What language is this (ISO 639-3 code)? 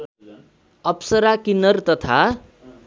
nep